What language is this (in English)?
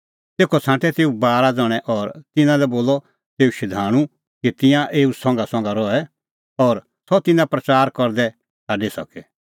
Kullu Pahari